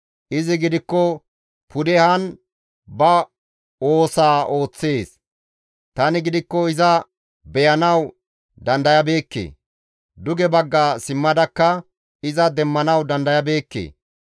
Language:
Gamo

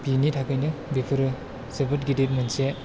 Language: Bodo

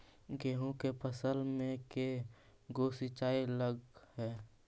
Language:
Magahi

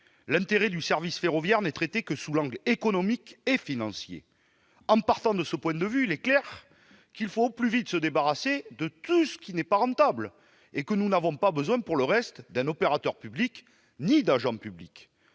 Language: French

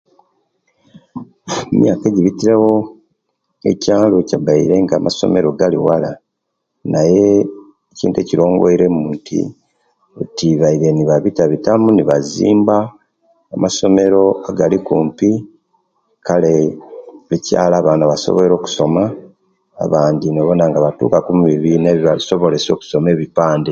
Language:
Kenyi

